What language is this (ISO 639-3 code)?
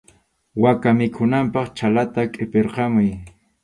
qxu